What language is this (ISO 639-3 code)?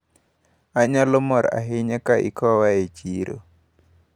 luo